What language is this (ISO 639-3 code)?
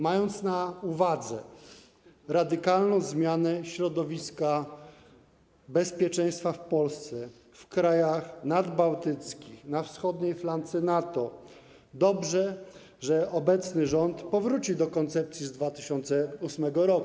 pol